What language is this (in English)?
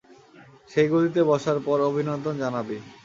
Bangla